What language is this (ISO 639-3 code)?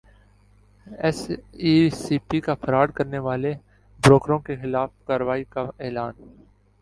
urd